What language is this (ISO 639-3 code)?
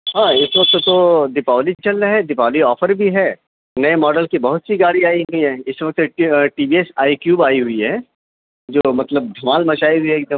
urd